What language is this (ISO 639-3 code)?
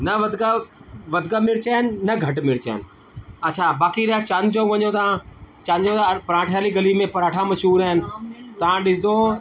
snd